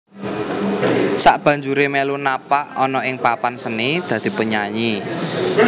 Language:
Javanese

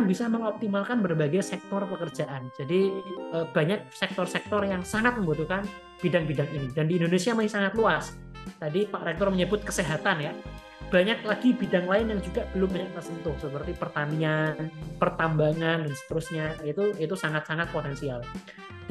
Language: Indonesian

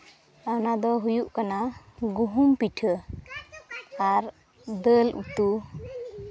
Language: Santali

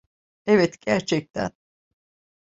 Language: Turkish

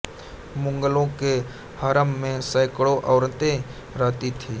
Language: Hindi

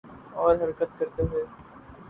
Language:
Urdu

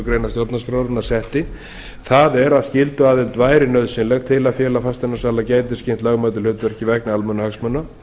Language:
Icelandic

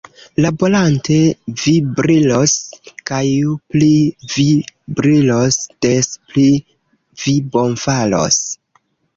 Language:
Esperanto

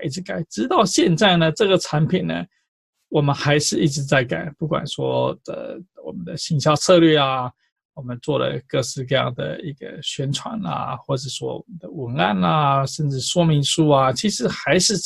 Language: Chinese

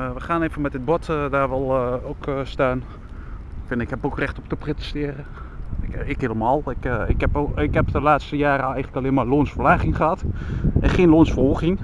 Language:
Dutch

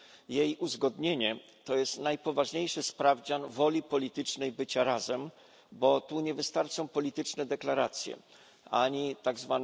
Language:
Polish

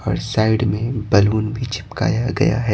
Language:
Hindi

